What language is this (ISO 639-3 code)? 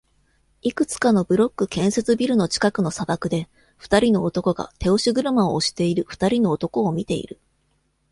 jpn